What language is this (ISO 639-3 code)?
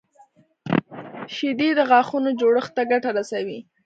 pus